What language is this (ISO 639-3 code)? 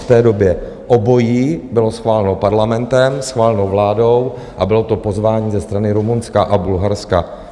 ces